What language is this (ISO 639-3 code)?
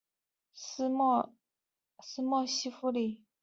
zho